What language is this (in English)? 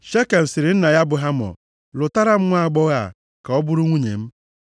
Igbo